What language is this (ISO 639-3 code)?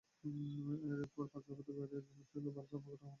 ben